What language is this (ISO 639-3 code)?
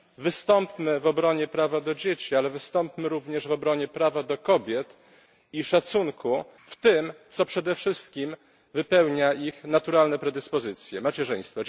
pol